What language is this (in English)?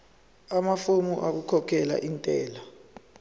Zulu